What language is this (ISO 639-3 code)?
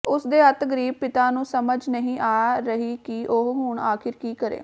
pan